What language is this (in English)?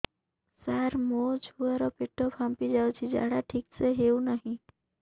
Odia